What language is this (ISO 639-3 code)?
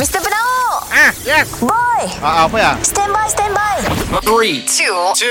msa